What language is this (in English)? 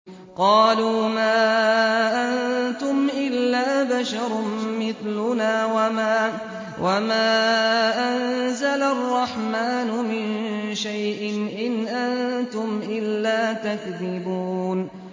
Arabic